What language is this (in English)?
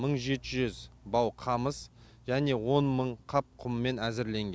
Kazakh